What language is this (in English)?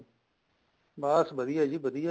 Punjabi